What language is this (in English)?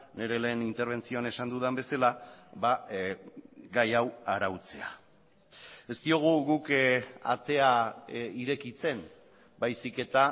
Basque